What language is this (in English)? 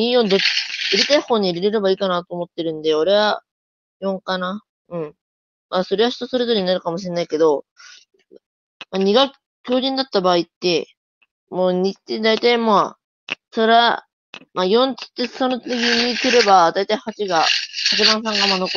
Japanese